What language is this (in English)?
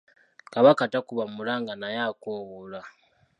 Ganda